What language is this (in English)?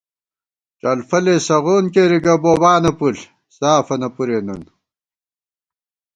Gawar-Bati